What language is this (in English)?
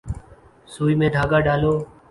Urdu